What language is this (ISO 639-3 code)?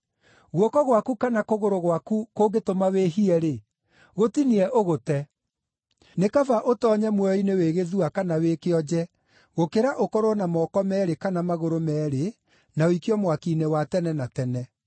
kik